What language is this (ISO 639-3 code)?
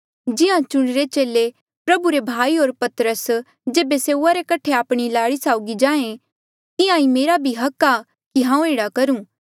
mjl